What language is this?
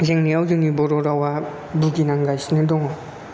Bodo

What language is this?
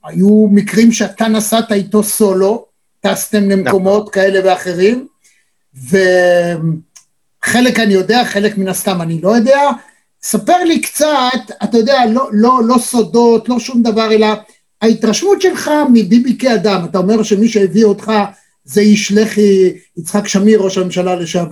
Hebrew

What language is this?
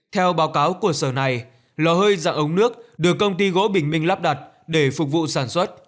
Vietnamese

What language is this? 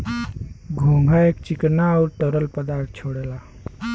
Bhojpuri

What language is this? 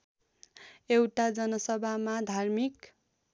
Nepali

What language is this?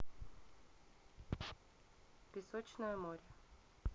Russian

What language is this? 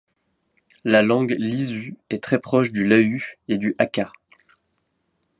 French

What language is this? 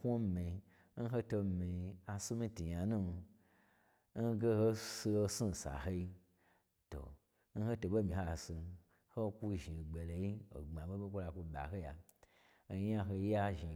Gbagyi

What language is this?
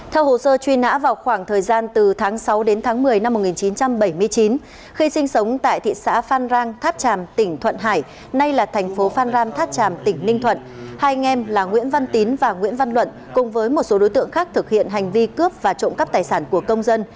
Vietnamese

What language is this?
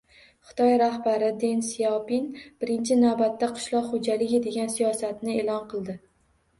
Uzbek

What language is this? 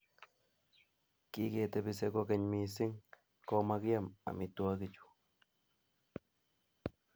Kalenjin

